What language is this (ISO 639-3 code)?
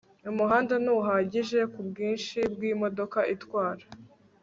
kin